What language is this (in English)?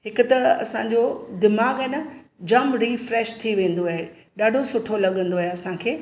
Sindhi